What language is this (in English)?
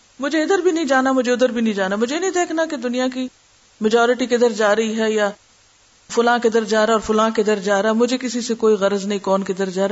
Urdu